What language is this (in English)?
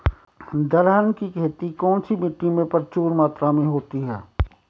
Hindi